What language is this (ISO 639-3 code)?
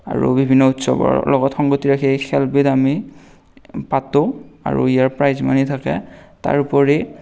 asm